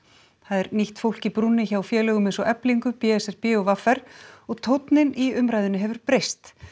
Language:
Icelandic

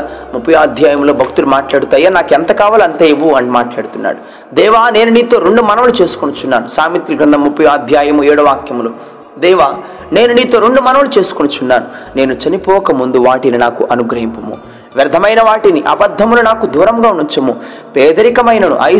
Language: Telugu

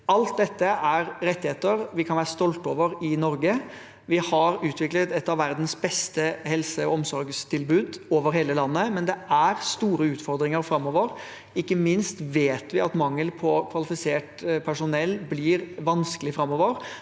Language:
Norwegian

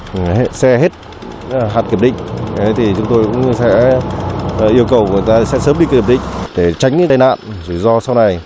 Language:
Vietnamese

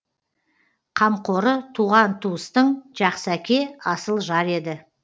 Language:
Kazakh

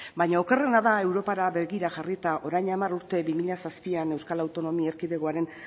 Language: Basque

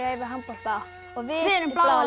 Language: Icelandic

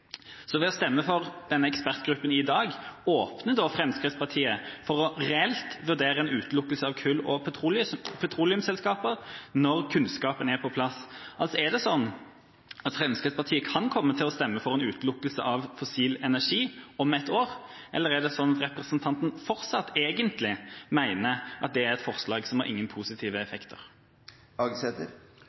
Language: Norwegian Bokmål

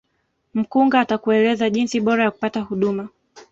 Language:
Swahili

